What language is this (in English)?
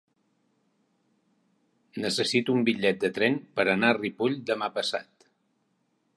Catalan